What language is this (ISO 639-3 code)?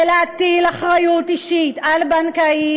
heb